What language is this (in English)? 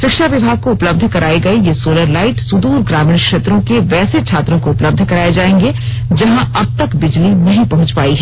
Hindi